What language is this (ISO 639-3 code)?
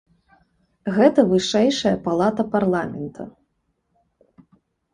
bel